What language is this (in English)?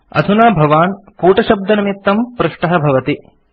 Sanskrit